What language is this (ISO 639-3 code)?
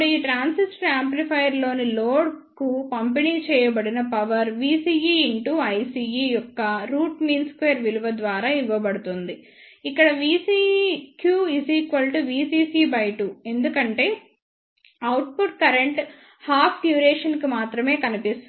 tel